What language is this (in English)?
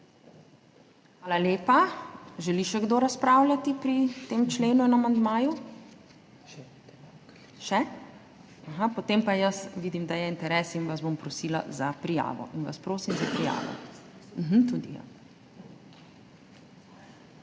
Slovenian